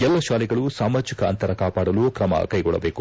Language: Kannada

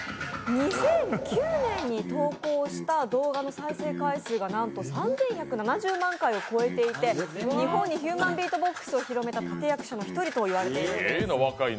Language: Japanese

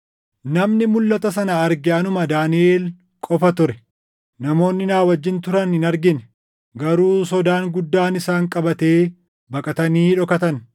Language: Oromo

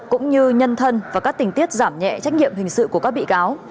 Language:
Vietnamese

